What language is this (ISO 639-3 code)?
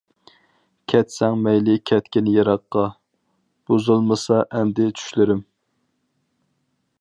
uig